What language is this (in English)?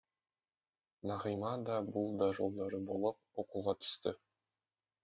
Kazakh